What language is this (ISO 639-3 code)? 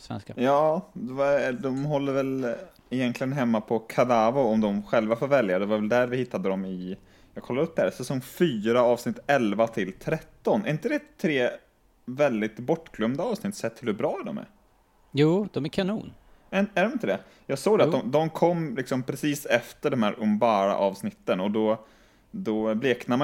swe